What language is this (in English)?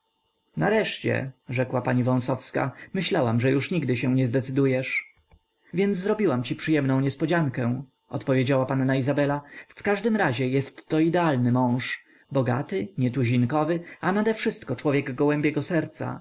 Polish